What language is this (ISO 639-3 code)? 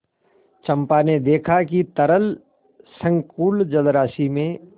hin